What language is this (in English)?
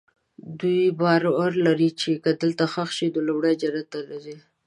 Pashto